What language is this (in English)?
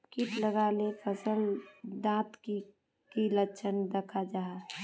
Magahi